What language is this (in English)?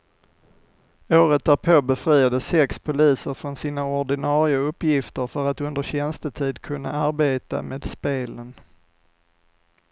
Swedish